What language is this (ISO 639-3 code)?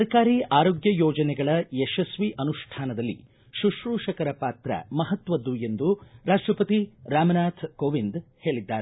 kan